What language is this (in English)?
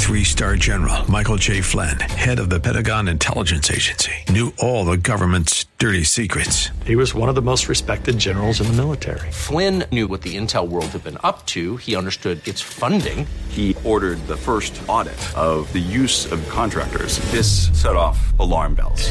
English